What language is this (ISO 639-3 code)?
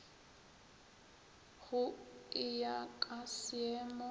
nso